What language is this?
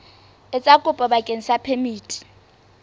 Southern Sotho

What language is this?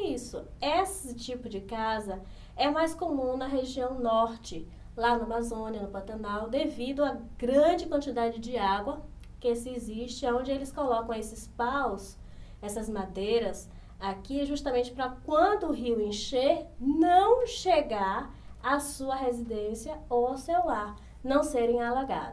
Portuguese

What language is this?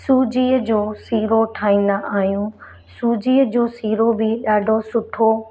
Sindhi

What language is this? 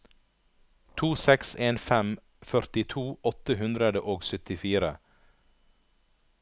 Norwegian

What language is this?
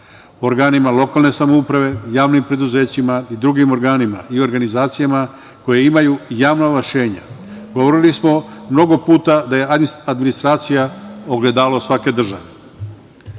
Serbian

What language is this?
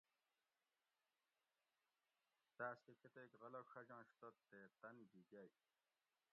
Gawri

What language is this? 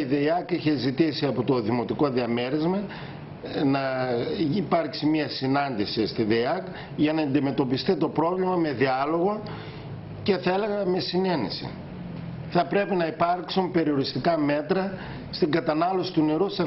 Greek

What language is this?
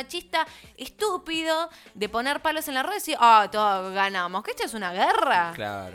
Spanish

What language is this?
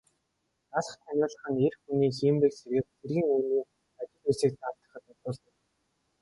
Mongolian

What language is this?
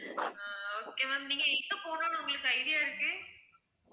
Tamil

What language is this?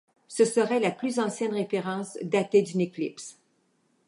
French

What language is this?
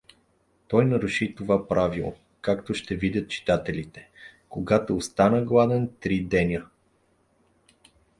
Bulgarian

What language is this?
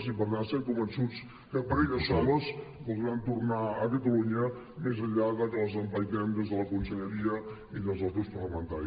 Catalan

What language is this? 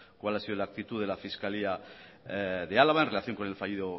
Spanish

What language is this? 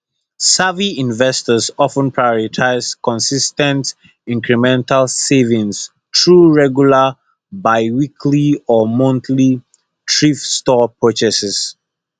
Nigerian Pidgin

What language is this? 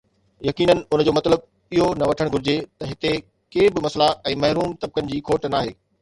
Sindhi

